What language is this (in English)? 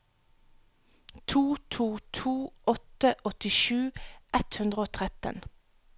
Norwegian